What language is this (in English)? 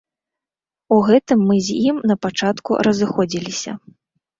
Belarusian